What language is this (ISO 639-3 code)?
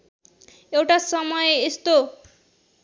nep